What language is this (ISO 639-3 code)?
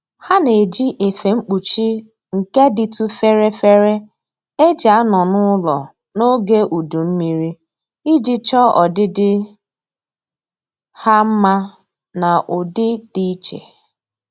ibo